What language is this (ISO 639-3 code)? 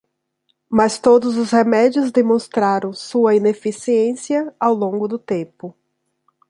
por